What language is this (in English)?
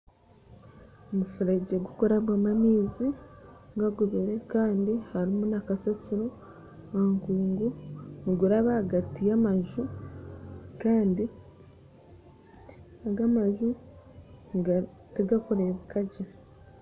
Nyankole